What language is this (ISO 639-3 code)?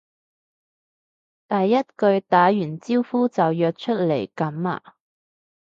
yue